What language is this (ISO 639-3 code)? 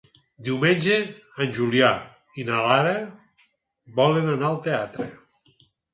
cat